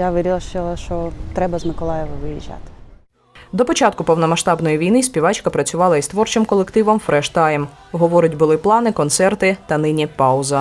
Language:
Ukrainian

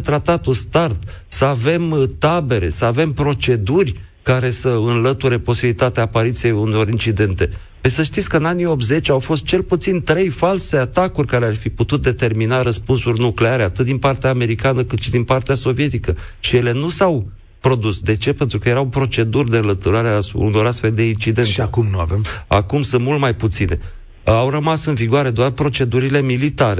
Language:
Romanian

